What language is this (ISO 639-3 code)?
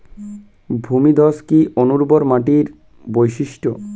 ben